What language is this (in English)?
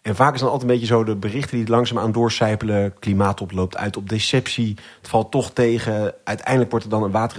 Dutch